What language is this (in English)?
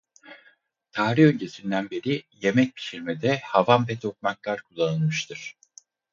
Turkish